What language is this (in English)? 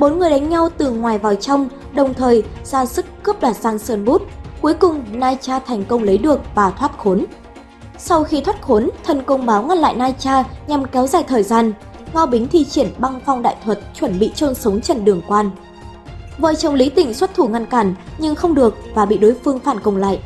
Vietnamese